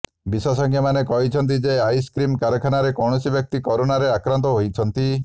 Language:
Odia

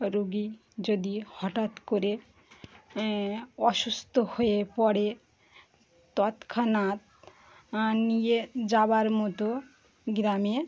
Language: Bangla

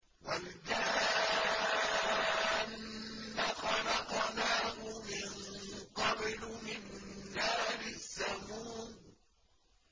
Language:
Arabic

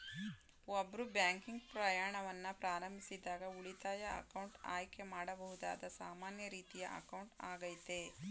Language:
Kannada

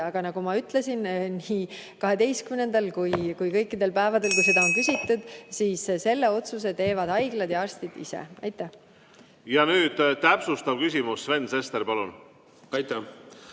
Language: Estonian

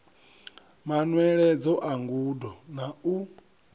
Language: Venda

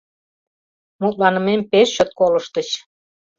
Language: Mari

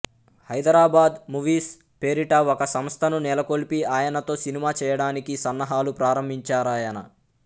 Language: Telugu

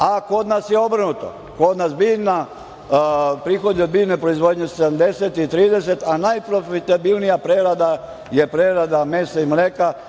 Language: Serbian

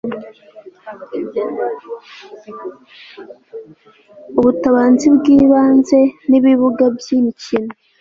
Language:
Kinyarwanda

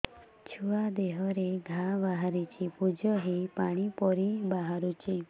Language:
Odia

